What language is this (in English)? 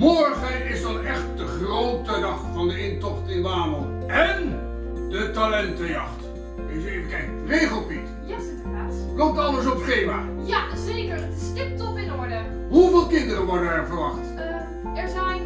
Dutch